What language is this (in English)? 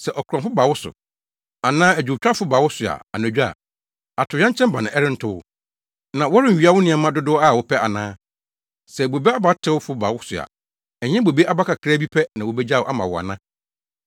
Akan